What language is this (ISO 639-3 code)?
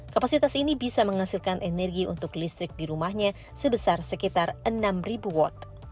ind